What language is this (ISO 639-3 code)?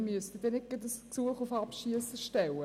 gsw